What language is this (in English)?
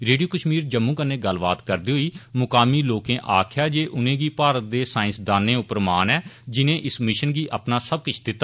Dogri